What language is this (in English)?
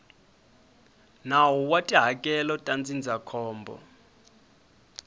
Tsonga